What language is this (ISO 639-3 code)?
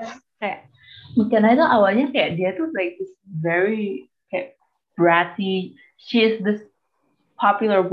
ind